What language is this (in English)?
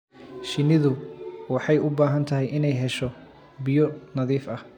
Somali